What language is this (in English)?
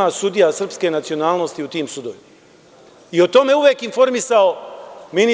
Serbian